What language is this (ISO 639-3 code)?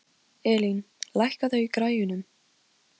isl